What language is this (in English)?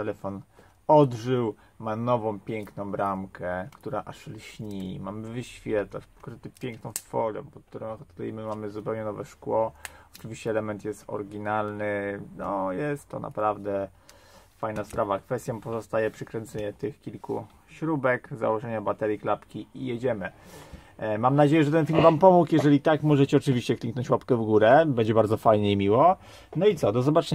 Polish